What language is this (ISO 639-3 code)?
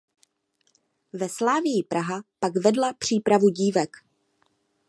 ces